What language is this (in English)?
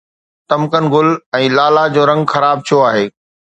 Sindhi